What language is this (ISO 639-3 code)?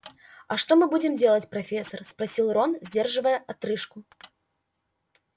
rus